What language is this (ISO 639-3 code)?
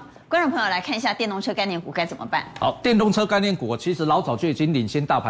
zho